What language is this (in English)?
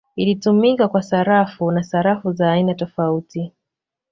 Swahili